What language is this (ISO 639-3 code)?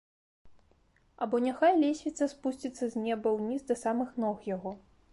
bel